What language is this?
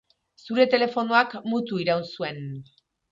Basque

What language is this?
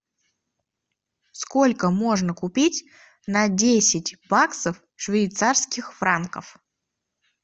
Russian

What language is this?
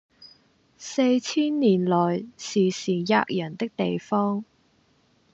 Cantonese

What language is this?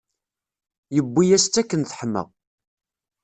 Kabyle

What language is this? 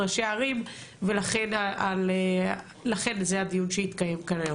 Hebrew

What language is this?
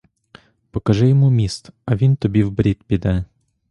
Ukrainian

